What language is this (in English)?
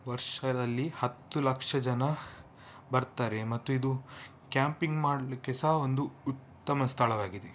Kannada